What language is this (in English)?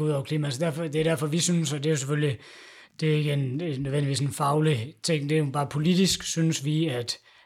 Danish